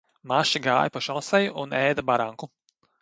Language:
Latvian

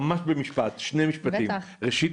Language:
Hebrew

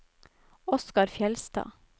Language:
Norwegian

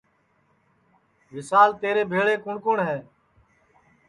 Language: Sansi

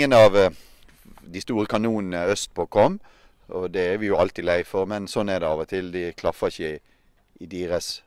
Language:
Norwegian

